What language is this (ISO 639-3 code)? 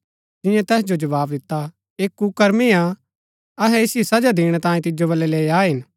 gbk